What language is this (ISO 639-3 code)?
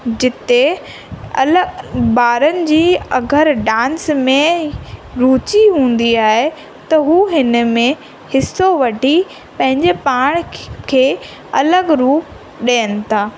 snd